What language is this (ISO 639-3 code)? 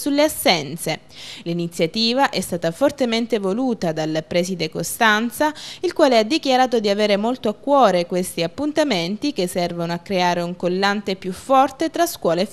ita